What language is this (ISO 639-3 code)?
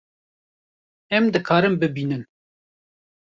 kur